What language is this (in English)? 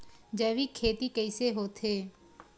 Chhattisgarhi